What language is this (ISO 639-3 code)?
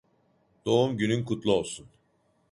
tur